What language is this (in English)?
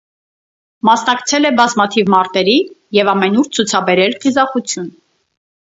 Armenian